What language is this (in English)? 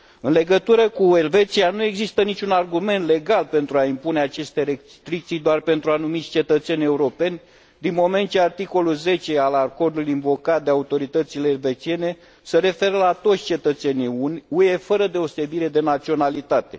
Romanian